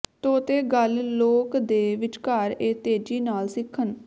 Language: Punjabi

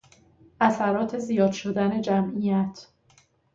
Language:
Persian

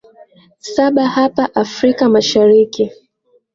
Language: Swahili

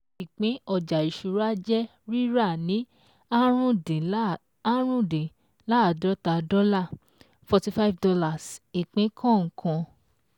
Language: Yoruba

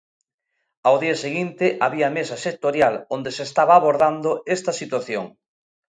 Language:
Galician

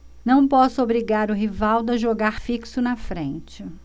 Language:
Portuguese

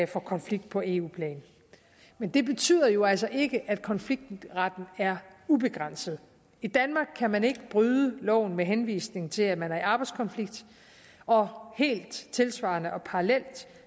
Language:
Danish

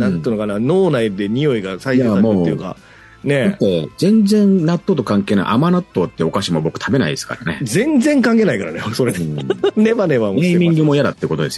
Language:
Japanese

